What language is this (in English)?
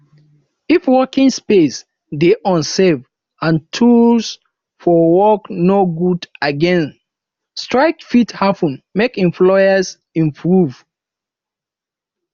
Nigerian Pidgin